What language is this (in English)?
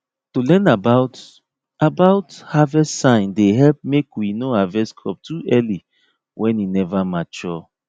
Nigerian Pidgin